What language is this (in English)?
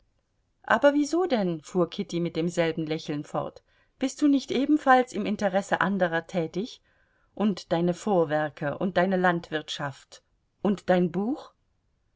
German